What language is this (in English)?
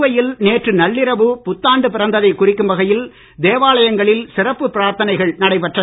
Tamil